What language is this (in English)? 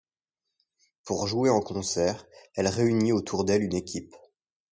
French